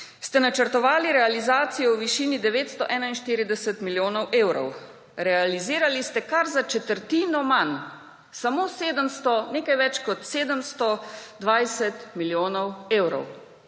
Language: Slovenian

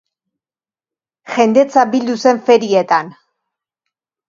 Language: Basque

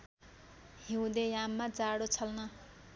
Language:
Nepali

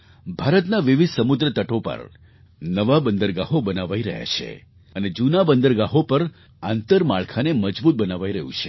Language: Gujarati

